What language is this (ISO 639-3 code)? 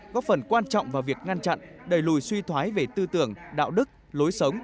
vie